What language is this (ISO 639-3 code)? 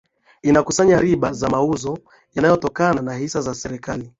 swa